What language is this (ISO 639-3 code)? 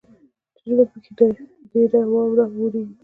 pus